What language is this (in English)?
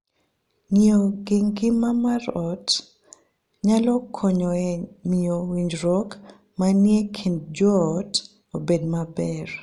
Luo (Kenya and Tanzania)